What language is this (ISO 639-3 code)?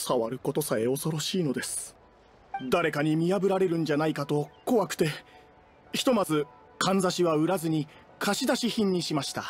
jpn